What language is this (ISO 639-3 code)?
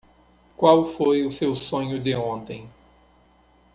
por